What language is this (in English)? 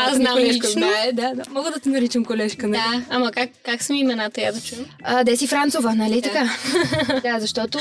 Bulgarian